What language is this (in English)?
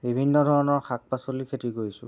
Assamese